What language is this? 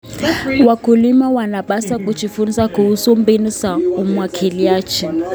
Kalenjin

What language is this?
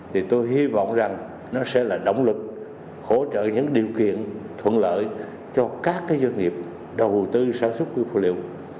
Vietnamese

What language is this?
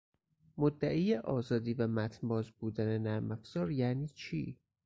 Persian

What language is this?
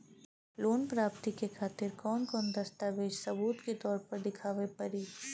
Bhojpuri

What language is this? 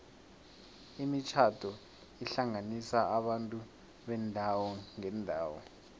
South Ndebele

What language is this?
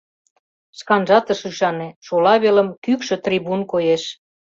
Mari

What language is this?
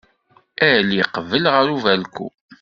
Kabyle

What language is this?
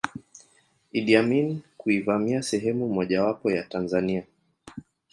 Swahili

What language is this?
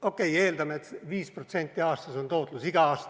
Estonian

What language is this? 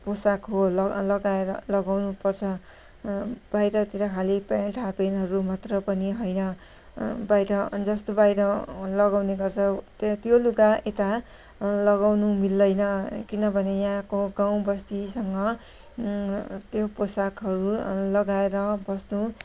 Nepali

